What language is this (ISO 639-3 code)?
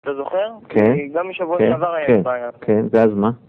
heb